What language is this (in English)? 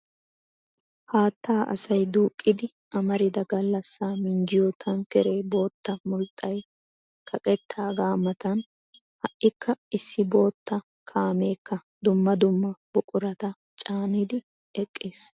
Wolaytta